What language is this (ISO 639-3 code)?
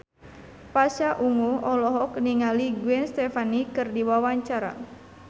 sun